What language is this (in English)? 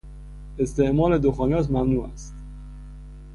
Persian